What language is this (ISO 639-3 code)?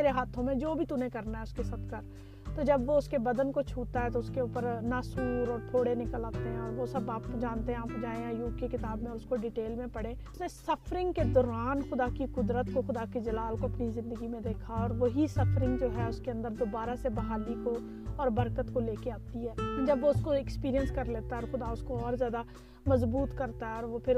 urd